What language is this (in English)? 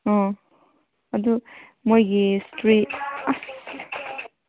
Manipuri